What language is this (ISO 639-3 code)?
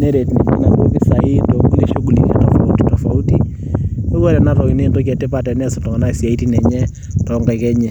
mas